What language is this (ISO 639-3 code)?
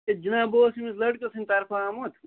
kas